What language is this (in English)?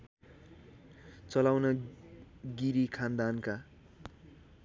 Nepali